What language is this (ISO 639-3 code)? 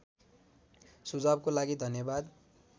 nep